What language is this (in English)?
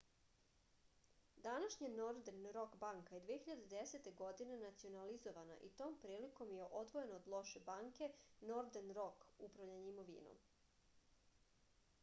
Serbian